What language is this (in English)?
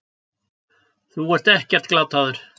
Icelandic